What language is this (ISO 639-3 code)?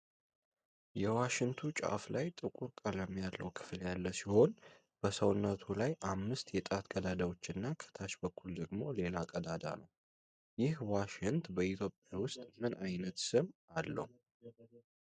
amh